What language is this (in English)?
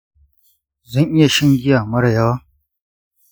Hausa